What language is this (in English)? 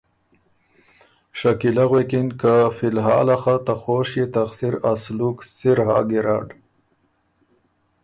Ormuri